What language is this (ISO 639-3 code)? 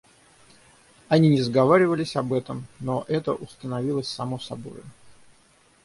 rus